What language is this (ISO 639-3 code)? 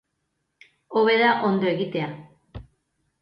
eus